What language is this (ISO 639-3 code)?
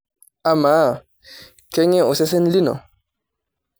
mas